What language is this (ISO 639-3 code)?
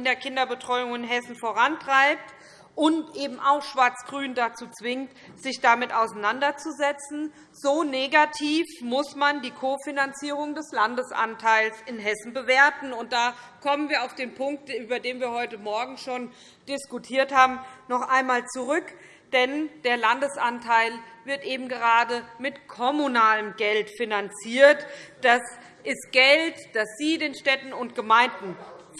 deu